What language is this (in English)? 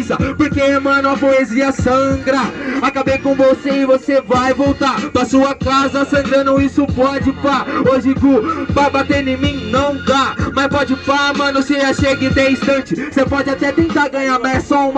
Portuguese